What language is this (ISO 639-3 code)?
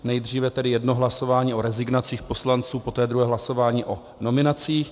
ces